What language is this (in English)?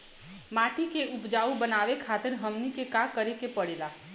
Bhojpuri